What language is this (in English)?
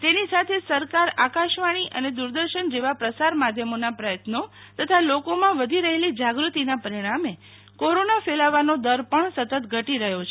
Gujarati